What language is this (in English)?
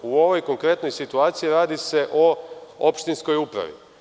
Serbian